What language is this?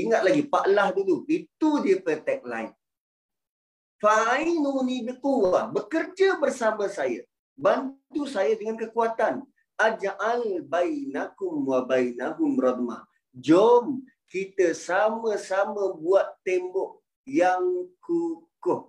Malay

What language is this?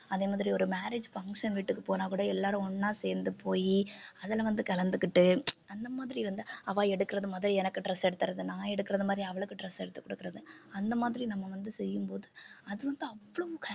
Tamil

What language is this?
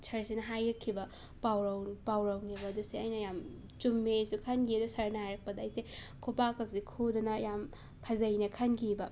Manipuri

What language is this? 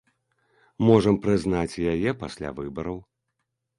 Belarusian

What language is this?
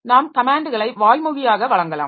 Tamil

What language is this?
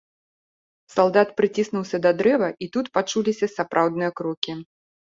Belarusian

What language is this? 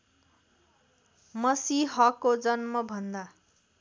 Nepali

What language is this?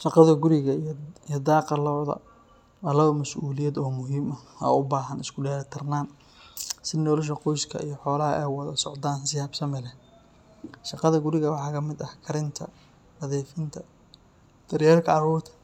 Somali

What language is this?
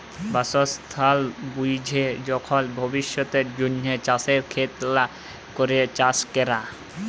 Bangla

